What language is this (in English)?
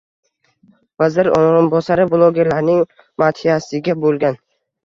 Uzbek